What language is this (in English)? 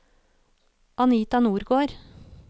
Norwegian